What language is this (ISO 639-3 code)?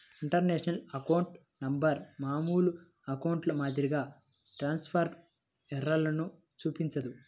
tel